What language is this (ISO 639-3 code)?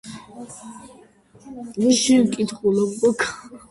kat